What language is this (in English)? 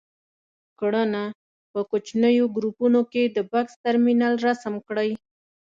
Pashto